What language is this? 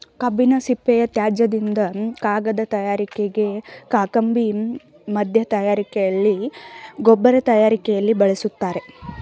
Kannada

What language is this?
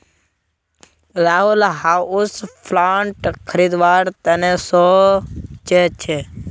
Magahi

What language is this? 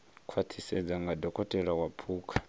Venda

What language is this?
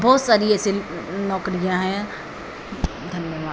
Hindi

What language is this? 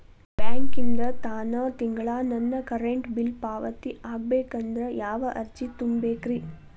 Kannada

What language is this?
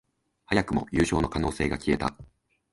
Japanese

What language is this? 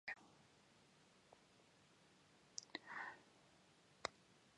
Macedonian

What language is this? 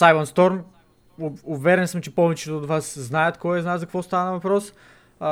Bulgarian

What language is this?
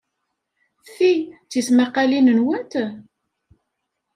Kabyle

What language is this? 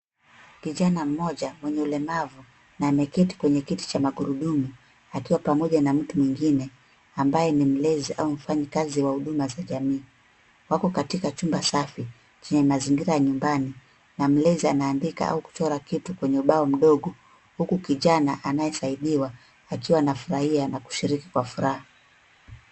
Swahili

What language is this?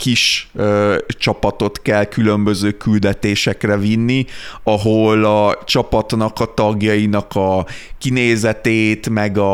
Hungarian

